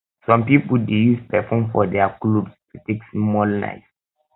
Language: Nigerian Pidgin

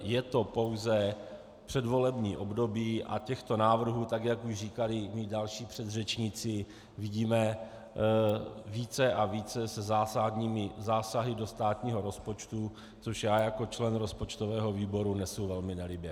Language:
Czech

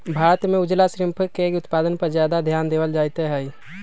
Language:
Magahi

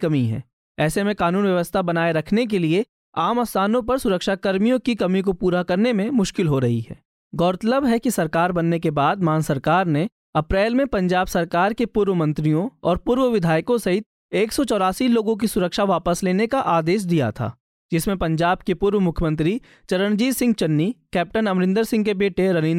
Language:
Hindi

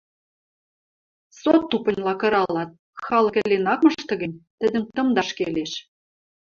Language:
Western Mari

